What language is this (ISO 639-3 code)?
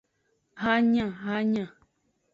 ajg